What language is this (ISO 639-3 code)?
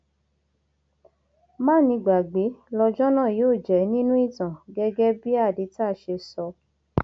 yor